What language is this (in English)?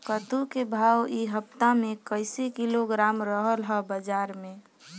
Bhojpuri